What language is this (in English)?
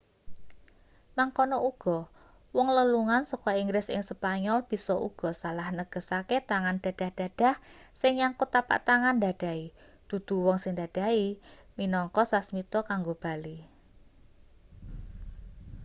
Javanese